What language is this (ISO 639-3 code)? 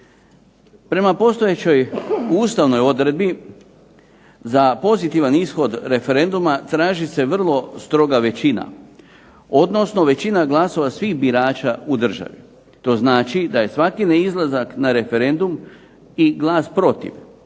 hrv